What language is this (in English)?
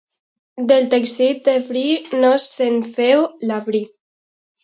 Catalan